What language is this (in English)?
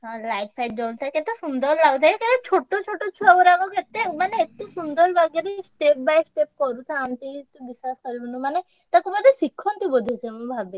Odia